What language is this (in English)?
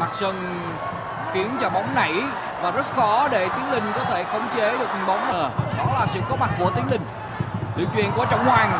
Vietnamese